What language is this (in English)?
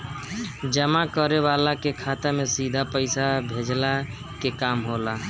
Bhojpuri